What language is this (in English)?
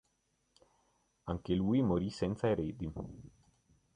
Italian